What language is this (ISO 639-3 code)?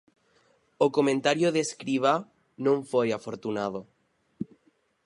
glg